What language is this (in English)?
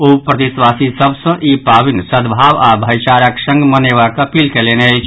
Maithili